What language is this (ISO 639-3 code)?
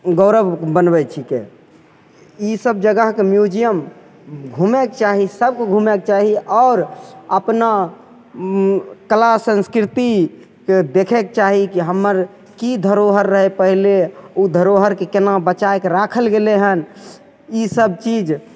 mai